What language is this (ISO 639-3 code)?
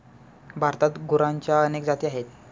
mar